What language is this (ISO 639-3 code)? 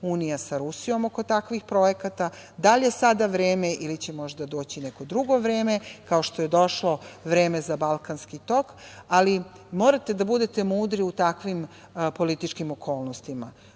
srp